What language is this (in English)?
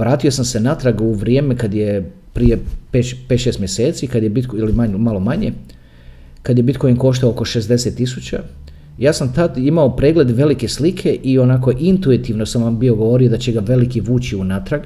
Croatian